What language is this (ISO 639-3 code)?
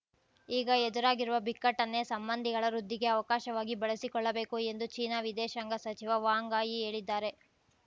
kan